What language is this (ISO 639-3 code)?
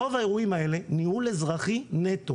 heb